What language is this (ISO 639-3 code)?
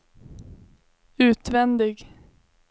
swe